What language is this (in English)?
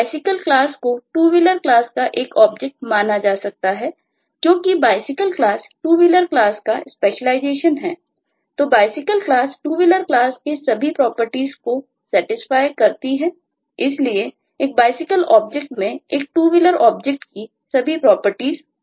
Hindi